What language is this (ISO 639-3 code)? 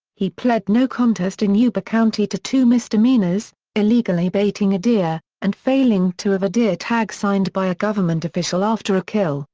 eng